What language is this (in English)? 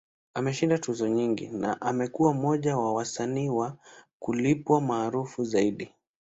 Swahili